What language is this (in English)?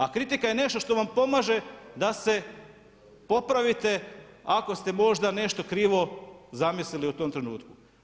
Croatian